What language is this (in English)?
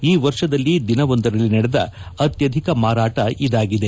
Kannada